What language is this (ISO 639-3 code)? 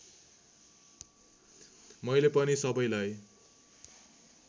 nep